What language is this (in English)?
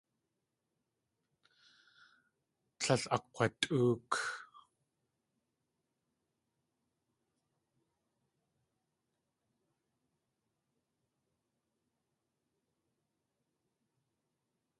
Tlingit